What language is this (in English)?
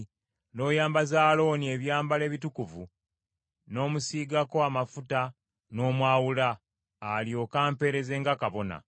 Ganda